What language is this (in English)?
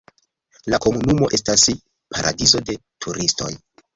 Esperanto